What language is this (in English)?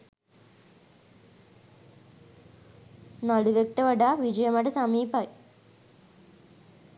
Sinhala